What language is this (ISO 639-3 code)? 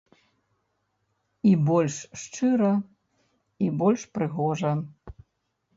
bel